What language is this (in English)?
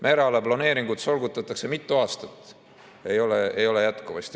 Estonian